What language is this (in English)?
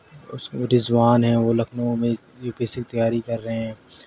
Urdu